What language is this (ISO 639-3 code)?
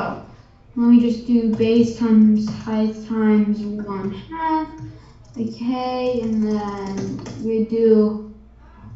eng